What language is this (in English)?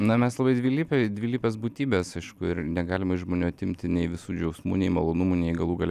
Lithuanian